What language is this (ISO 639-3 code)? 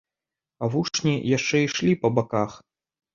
bel